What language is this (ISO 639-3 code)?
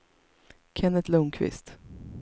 swe